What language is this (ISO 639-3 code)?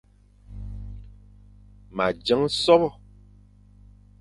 fan